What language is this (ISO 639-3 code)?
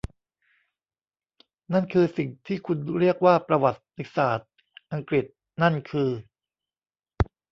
tha